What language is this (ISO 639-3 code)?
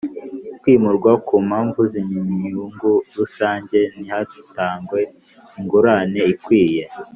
kin